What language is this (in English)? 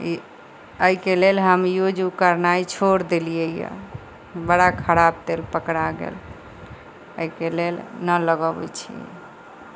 Maithili